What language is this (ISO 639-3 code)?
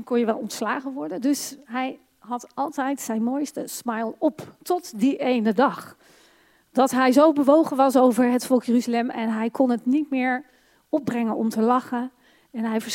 nld